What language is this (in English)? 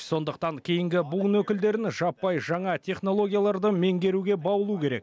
Kazakh